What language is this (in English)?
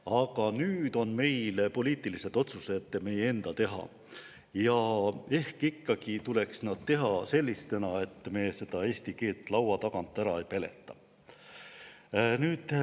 Estonian